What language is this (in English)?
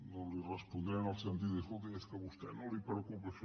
Catalan